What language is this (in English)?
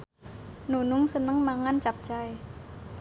Javanese